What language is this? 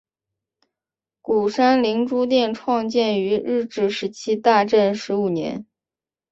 Chinese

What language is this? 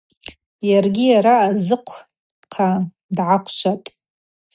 Abaza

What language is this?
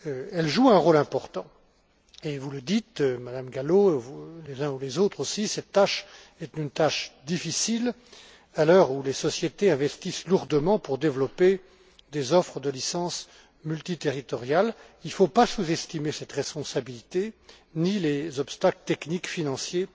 French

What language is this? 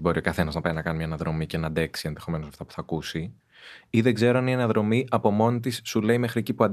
Greek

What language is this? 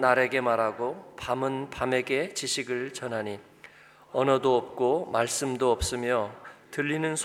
Korean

